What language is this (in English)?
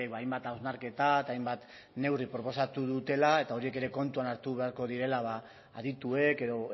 Basque